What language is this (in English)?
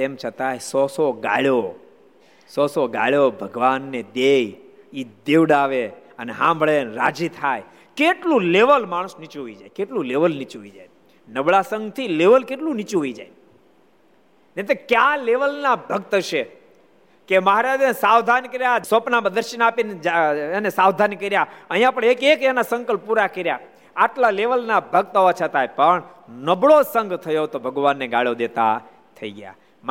Gujarati